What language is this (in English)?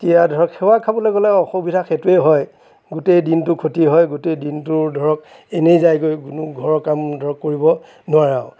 Assamese